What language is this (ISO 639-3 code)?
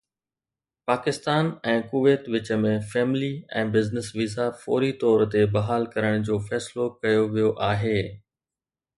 snd